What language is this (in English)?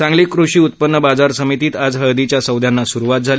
Marathi